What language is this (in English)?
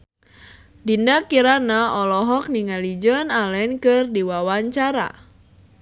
Sundanese